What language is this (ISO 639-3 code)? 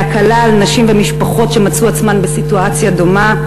heb